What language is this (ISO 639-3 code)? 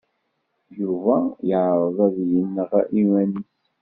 kab